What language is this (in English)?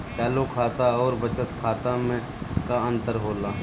Bhojpuri